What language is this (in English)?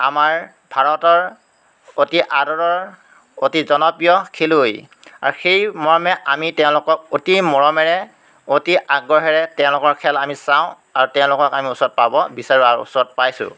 Assamese